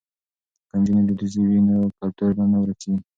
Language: Pashto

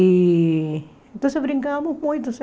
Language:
Portuguese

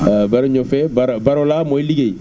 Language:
Wolof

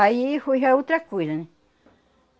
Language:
Portuguese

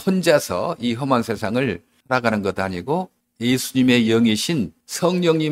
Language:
Korean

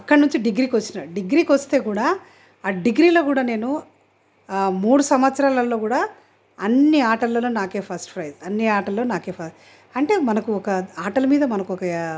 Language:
Telugu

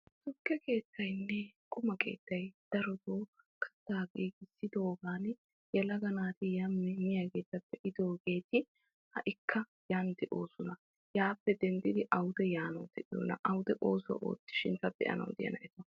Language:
Wolaytta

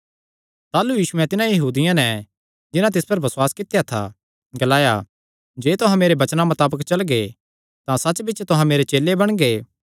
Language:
Kangri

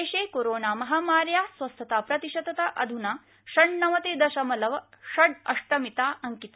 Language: Sanskrit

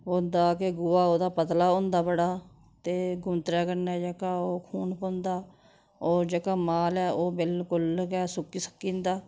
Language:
Dogri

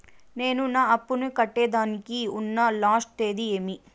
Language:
Telugu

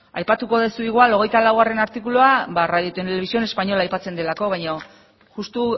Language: Basque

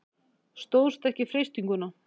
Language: Icelandic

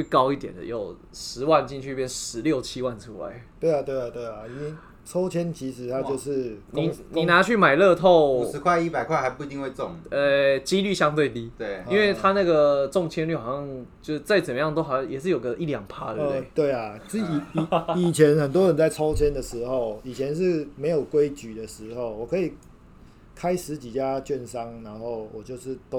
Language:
Chinese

